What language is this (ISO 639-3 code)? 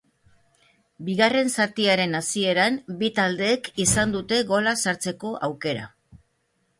eus